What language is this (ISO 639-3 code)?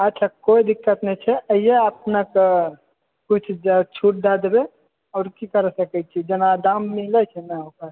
mai